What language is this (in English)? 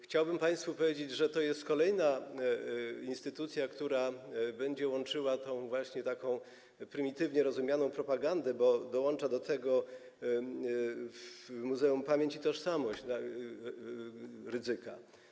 Polish